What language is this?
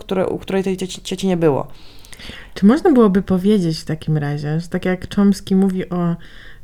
Polish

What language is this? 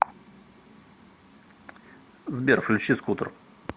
Russian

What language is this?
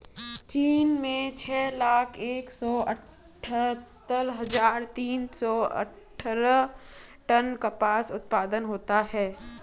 Hindi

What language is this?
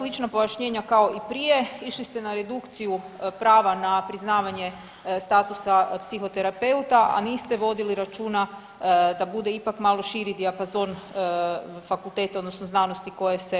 Croatian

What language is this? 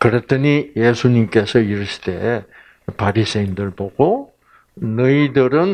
Korean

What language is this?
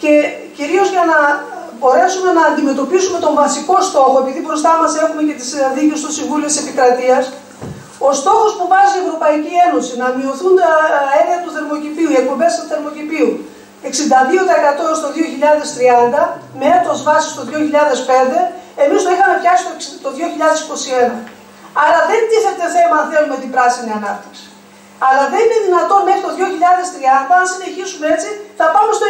Greek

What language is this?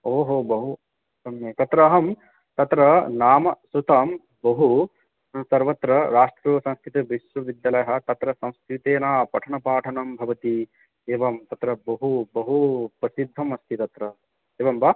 Sanskrit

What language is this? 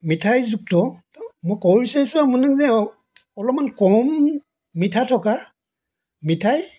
Assamese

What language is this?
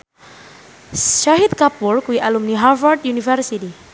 Javanese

